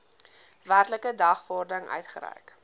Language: Afrikaans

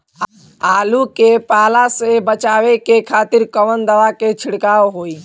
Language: Bhojpuri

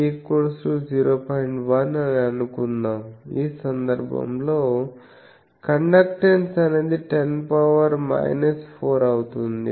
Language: Telugu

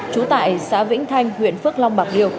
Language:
Vietnamese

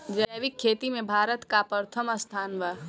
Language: Bhojpuri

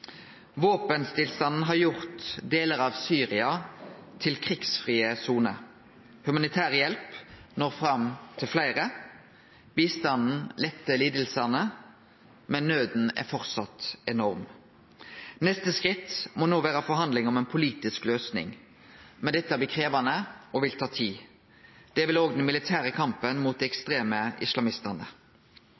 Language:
Norwegian Nynorsk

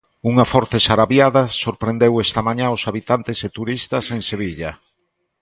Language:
Galician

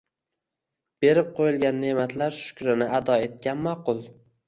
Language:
Uzbek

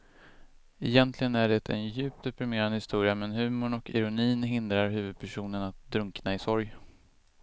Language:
Swedish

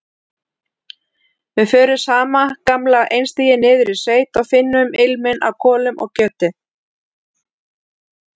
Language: Icelandic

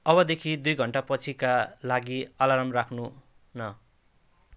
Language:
Nepali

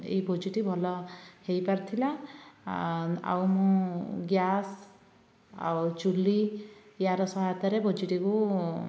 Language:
Odia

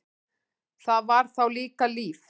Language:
Icelandic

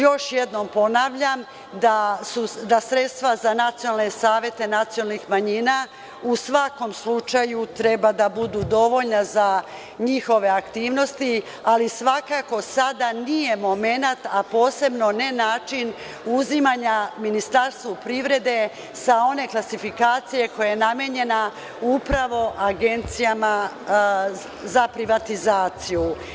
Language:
Serbian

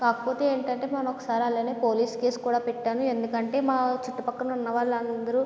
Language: Telugu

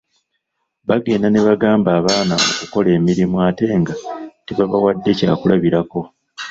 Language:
Ganda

